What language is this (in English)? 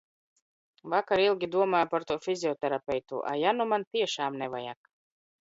Latvian